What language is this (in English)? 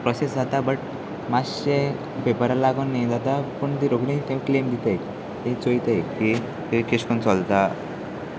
Konkani